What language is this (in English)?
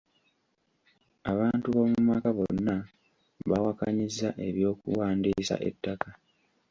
Ganda